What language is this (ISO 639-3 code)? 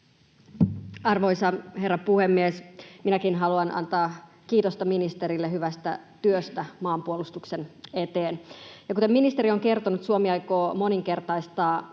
fin